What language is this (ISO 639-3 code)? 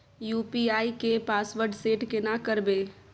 mai